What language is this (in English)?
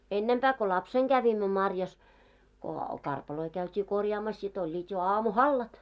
Finnish